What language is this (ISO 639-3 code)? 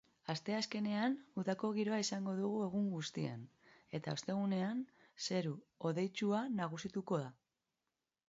eus